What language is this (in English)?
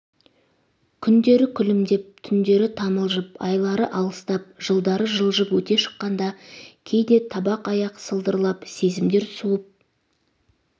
Kazakh